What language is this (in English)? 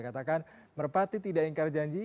Indonesian